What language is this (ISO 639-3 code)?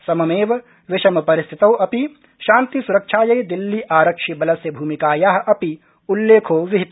san